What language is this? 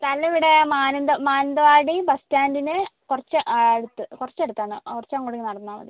Malayalam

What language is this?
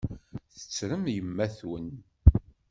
Kabyle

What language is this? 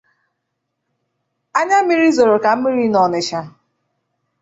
Igbo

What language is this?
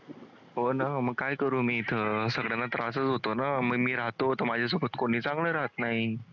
Marathi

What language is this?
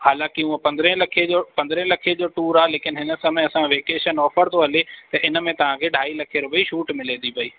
Sindhi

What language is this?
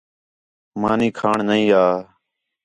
Khetrani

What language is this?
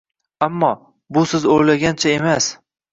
Uzbek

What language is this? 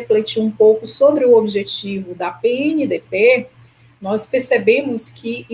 Portuguese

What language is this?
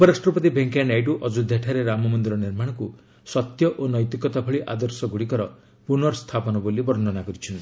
Odia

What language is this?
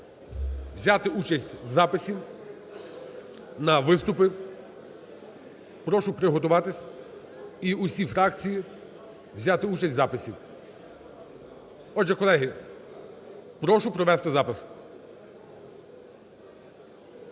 Ukrainian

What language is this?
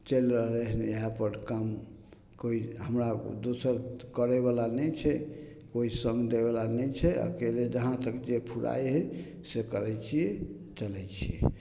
Maithili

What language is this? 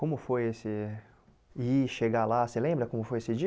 Portuguese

